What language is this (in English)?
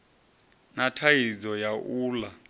Venda